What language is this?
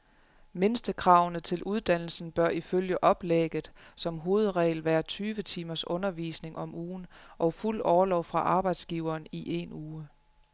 Danish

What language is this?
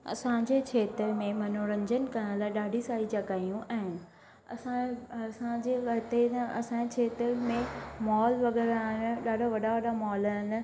Sindhi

